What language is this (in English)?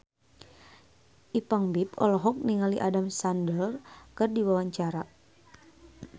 Sundanese